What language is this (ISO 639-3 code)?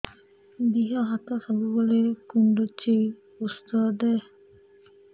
ori